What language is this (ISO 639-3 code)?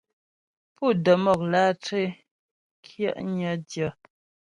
bbj